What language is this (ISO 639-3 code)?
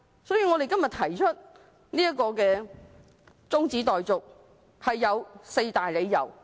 yue